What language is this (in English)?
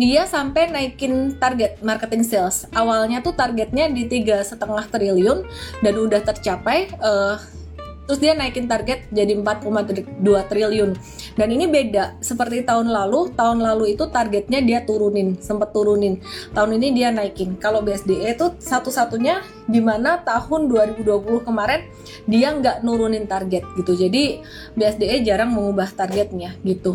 Indonesian